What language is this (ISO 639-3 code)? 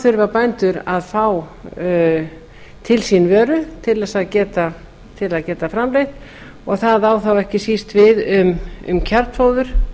isl